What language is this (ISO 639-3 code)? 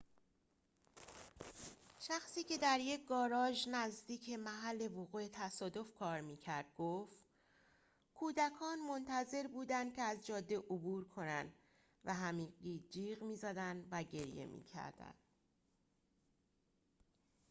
fas